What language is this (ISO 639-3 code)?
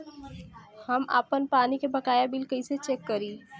bho